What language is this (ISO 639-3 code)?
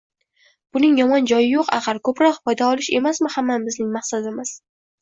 uzb